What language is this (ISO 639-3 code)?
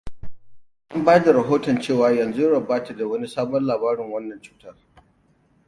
hau